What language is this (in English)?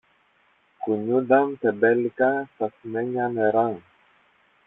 Greek